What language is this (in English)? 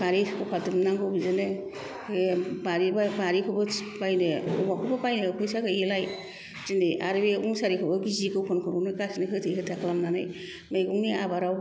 Bodo